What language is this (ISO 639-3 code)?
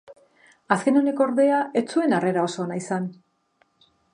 eus